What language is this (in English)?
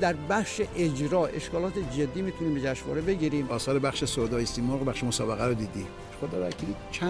Persian